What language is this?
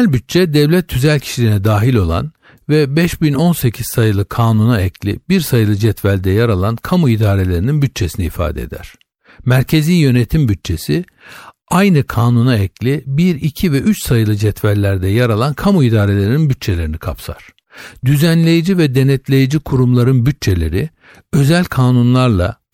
Turkish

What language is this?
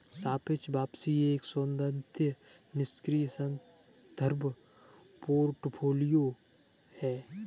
Hindi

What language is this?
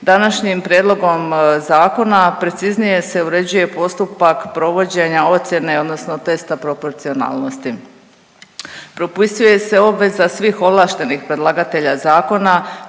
Croatian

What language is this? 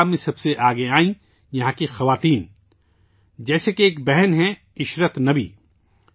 Urdu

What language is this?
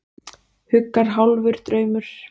Icelandic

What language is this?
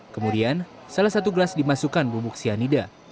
Indonesian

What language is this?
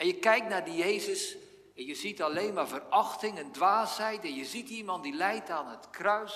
Dutch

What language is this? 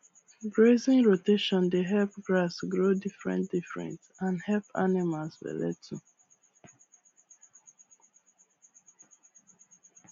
Nigerian Pidgin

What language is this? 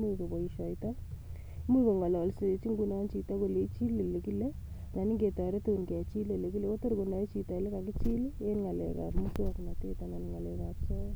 Kalenjin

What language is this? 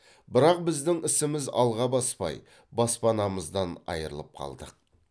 Kazakh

